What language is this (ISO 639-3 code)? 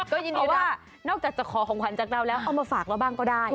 tha